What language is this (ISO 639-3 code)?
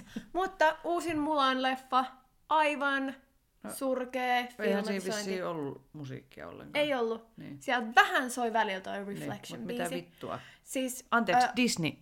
fin